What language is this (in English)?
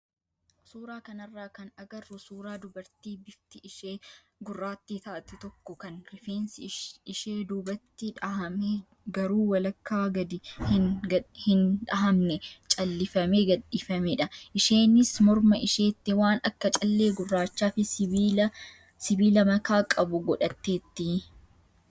Oromo